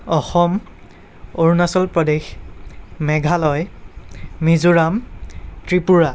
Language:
Assamese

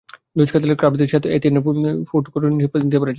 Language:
Bangla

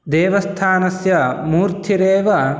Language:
Sanskrit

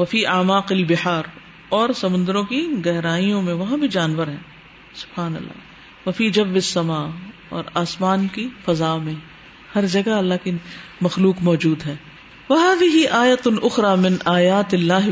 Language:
Urdu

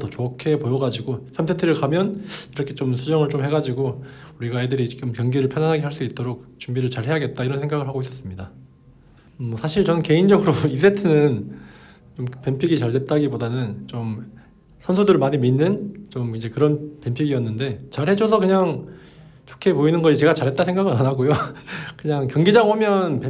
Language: Korean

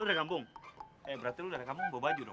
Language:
Indonesian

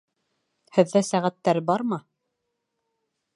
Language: Bashkir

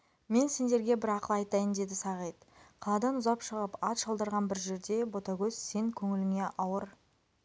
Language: Kazakh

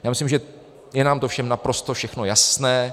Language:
Czech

